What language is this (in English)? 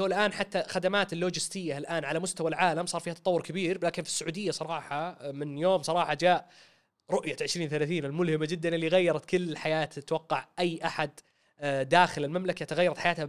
Arabic